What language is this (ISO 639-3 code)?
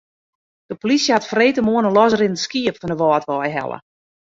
fry